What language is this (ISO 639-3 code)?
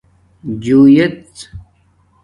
dmk